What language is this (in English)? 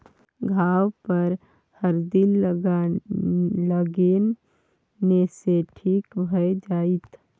Maithili